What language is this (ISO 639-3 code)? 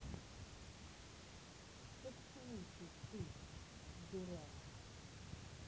rus